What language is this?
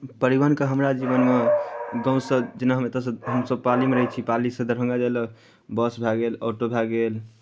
Maithili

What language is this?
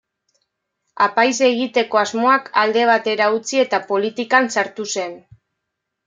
Basque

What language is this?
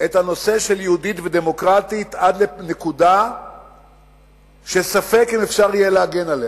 Hebrew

